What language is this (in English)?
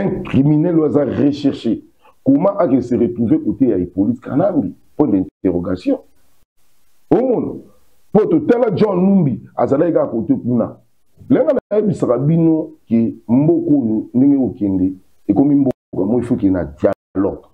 French